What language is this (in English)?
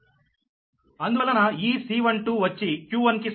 Telugu